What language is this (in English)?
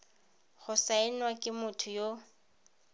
Tswana